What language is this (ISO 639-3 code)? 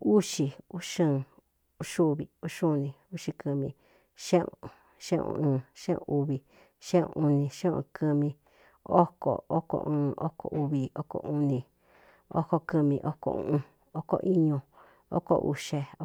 xtu